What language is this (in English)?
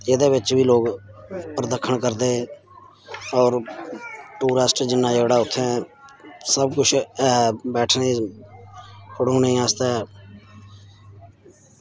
Dogri